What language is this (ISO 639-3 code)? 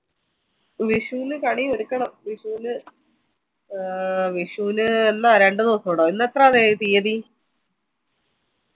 mal